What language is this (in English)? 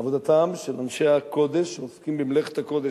Hebrew